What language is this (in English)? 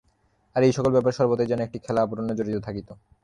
Bangla